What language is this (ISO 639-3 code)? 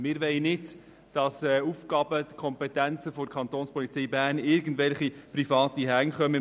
gsw